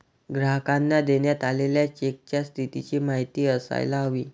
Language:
Marathi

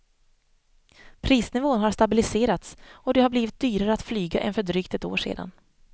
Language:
Swedish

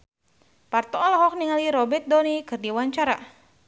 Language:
Sundanese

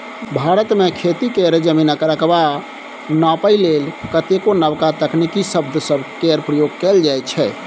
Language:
Maithili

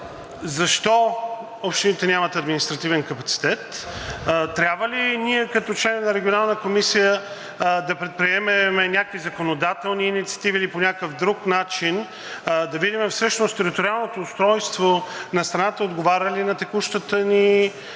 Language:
Bulgarian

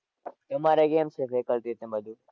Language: Gujarati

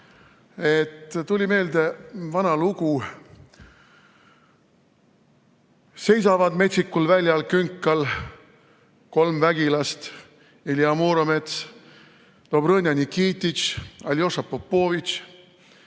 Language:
Estonian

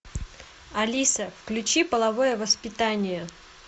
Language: Russian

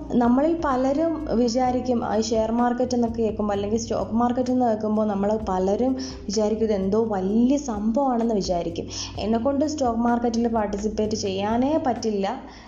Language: Malayalam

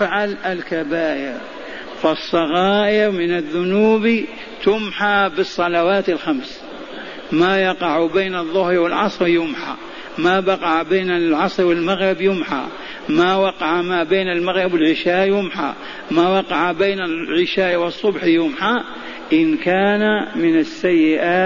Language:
Arabic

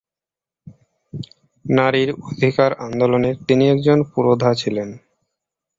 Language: Bangla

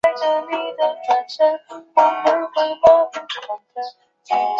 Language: Chinese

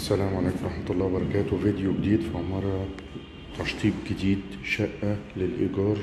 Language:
Arabic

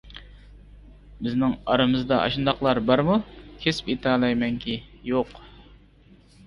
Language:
Uyghur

